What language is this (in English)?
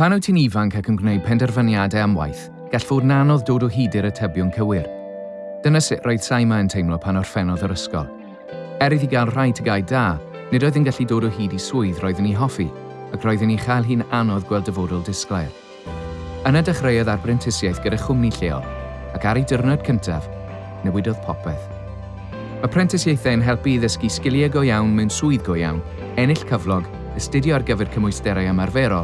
Welsh